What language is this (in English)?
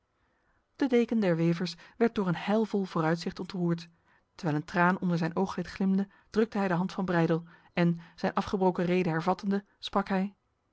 Dutch